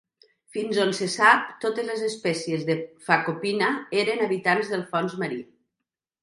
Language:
Catalan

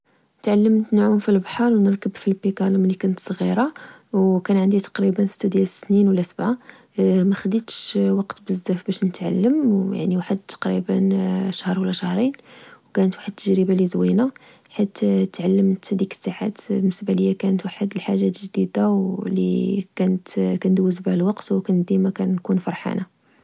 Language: Moroccan Arabic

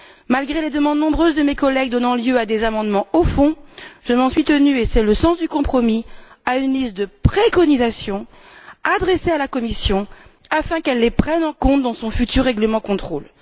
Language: French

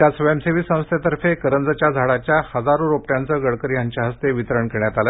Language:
Marathi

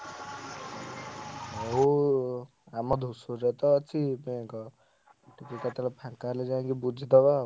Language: Odia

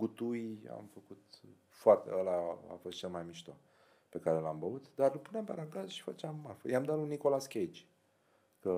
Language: Romanian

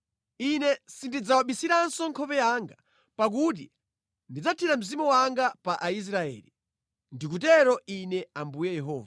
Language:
Nyanja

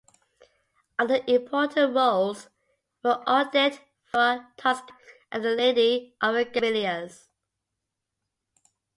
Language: English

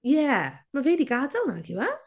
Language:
Welsh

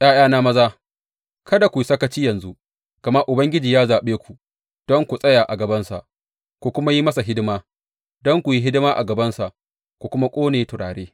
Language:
Hausa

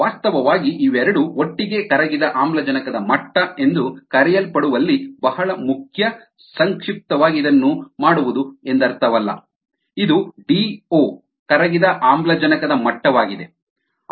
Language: Kannada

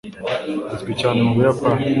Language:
Kinyarwanda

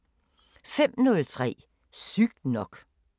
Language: Danish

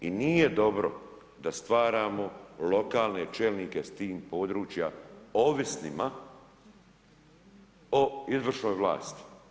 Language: Croatian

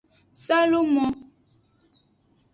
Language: Aja (Benin)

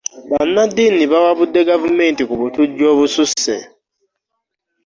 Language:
Ganda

